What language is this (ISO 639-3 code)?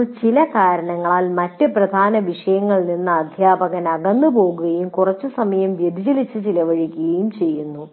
mal